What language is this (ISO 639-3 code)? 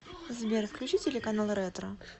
rus